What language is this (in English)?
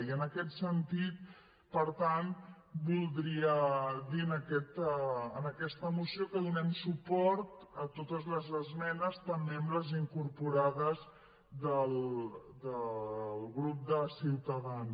Catalan